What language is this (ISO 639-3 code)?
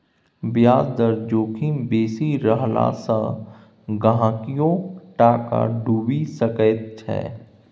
mai